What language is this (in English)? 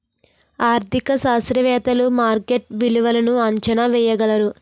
Telugu